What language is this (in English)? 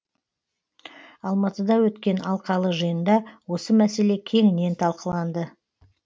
Kazakh